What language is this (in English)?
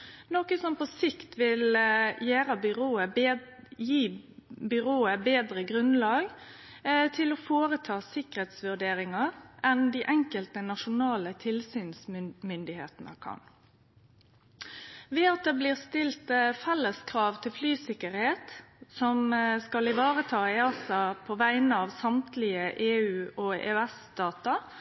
Norwegian Nynorsk